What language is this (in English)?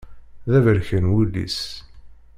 Kabyle